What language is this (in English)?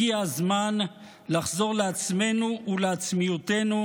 Hebrew